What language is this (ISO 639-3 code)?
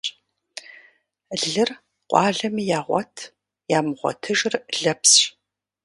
kbd